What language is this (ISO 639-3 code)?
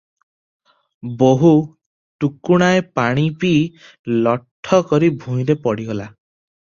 ori